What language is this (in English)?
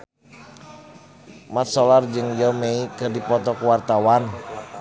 Sundanese